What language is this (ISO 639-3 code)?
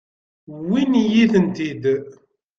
kab